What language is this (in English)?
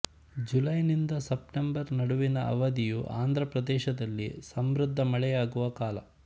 Kannada